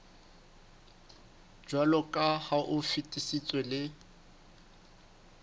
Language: Southern Sotho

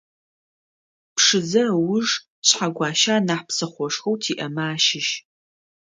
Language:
Adyghe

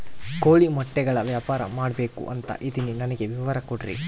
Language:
Kannada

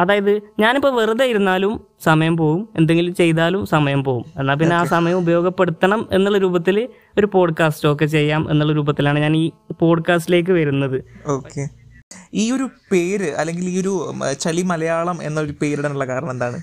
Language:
Malayalam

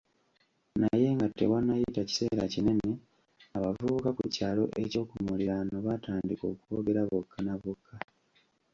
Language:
Ganda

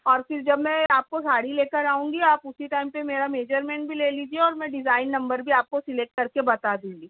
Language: Urdu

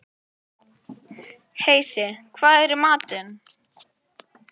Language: Icelandic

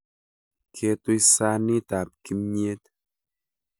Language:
Kalenjin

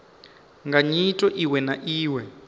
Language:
Venda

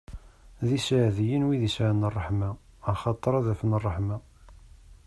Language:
Kabyle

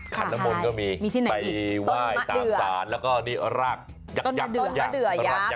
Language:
Thai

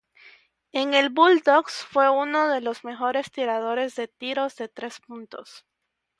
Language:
Spanish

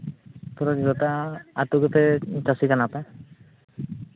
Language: Santali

